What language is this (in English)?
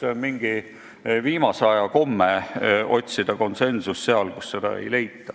Estonian